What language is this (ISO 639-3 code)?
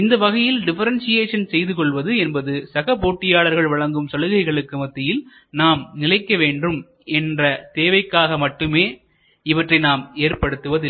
tam